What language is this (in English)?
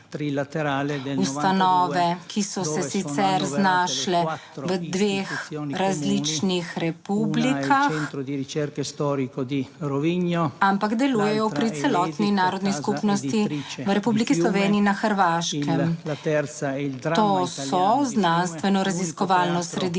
Slovenian